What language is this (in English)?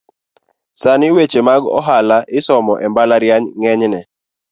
Luo (Kenya and Tanzania)